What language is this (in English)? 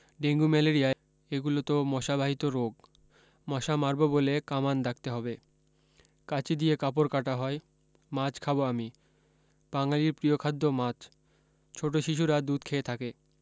Bangla